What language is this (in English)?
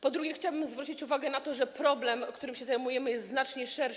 Polish